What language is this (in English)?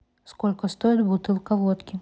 Russian